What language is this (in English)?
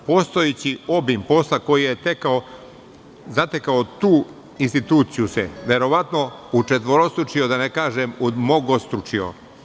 Serbian